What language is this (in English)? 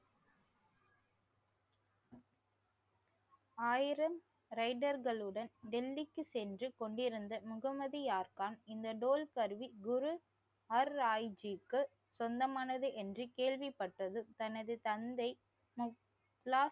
Tamil